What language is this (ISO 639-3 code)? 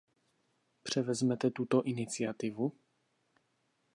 ces